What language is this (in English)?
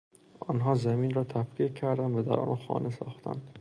Persian